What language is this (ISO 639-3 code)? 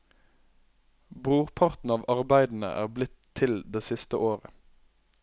nor